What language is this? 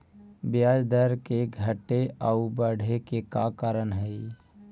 Magahi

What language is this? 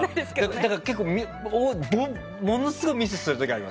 Japanese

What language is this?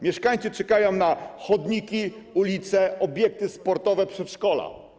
Polish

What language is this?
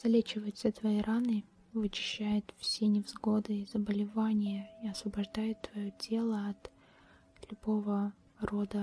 Russian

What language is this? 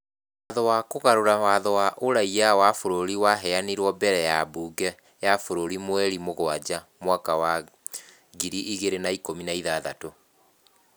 Kikuyu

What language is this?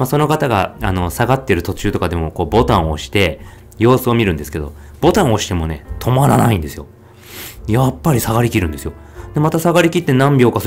Japanese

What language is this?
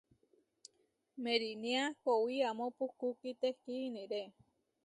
Huarijio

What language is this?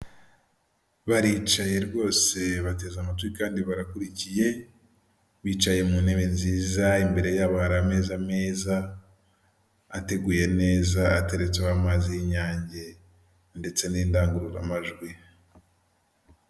Kinyarwanda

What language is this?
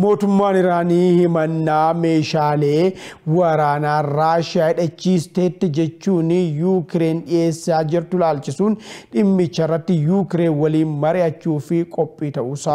Arabic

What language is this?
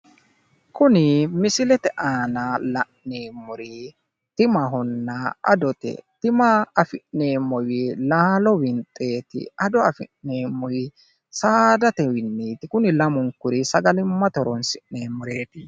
Sidamo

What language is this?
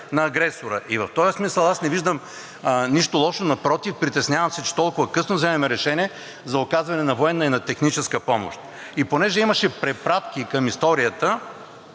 Bulgarian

